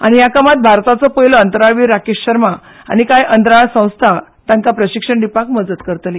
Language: Konkani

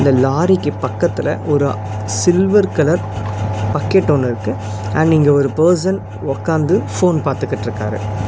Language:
Tamil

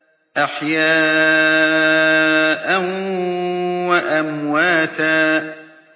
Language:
Arabic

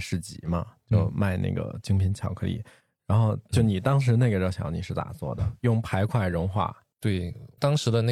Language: Chinese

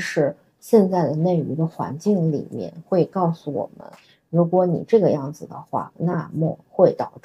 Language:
Chinese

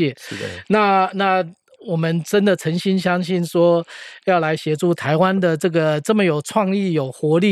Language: Chinese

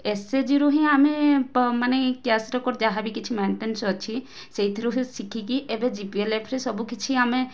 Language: Odia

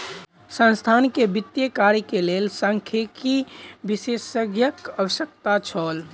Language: Maithili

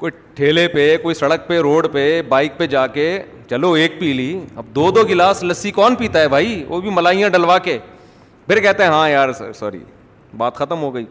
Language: Urdu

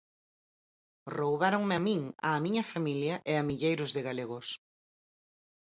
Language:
Galician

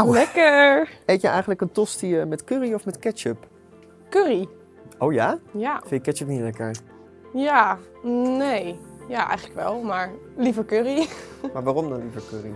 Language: Dutch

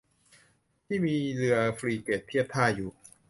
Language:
Thai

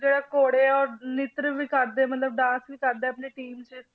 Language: Punjabi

